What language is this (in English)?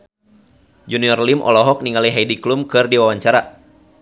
Sundanese